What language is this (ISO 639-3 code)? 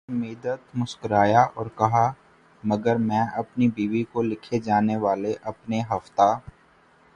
urd